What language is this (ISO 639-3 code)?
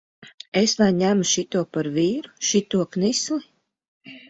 lav